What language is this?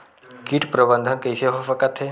Chhattisgarhi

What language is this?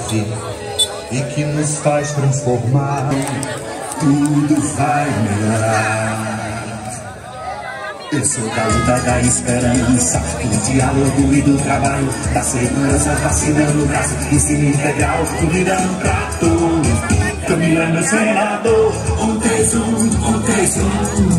Portuguese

